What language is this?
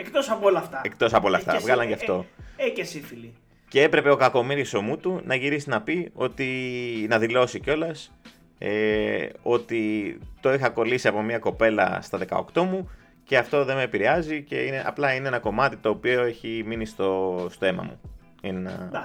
Greek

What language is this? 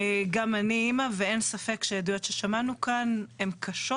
Hebrew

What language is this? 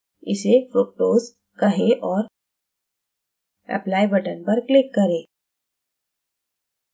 Hindi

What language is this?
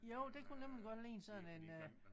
Danish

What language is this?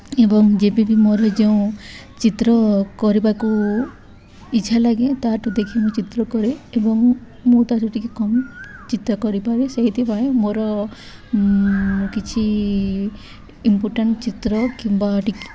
Odia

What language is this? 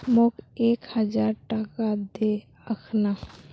Magahi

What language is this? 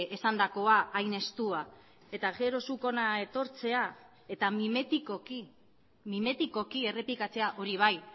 Basque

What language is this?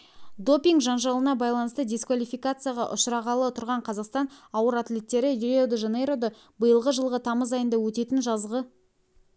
Kazakh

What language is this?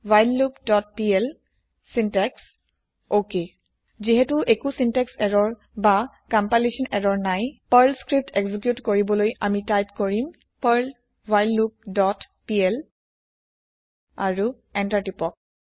Assamese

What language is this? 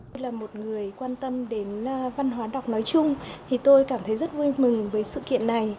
Vietnamese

